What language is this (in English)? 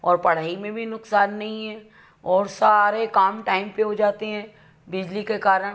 Hindi